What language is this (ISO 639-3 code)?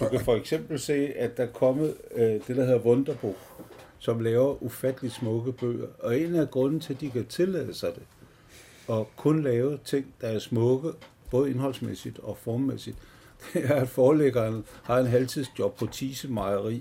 dan